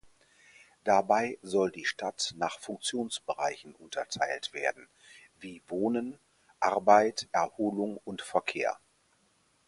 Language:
German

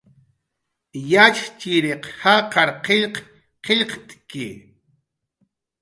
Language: Jaqaru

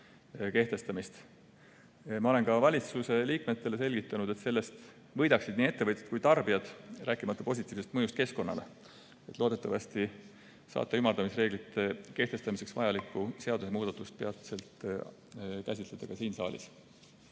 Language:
Estonian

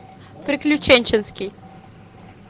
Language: Russian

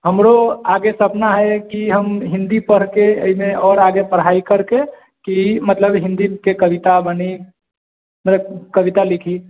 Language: Maithili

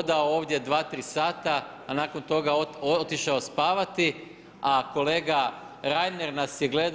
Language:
Croatian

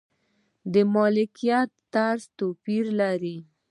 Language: Pashto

